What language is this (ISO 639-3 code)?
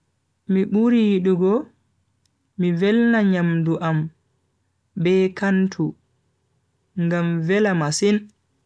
fui